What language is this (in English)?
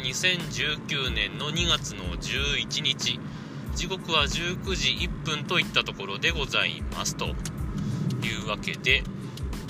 Japanese